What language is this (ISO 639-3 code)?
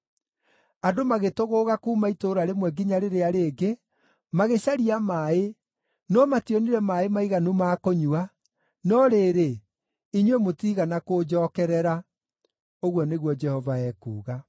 kik